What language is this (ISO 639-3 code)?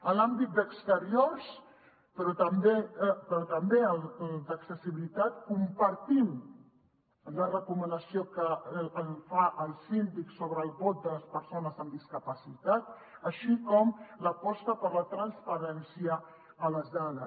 cat